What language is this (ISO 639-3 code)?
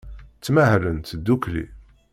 kab